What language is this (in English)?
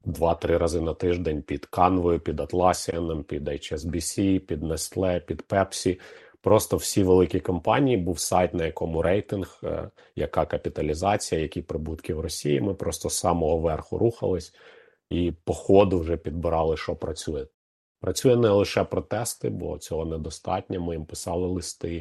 Ukrainian